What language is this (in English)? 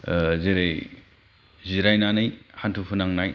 Bodo